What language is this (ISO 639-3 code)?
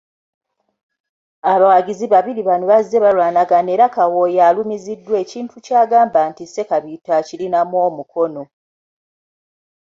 lug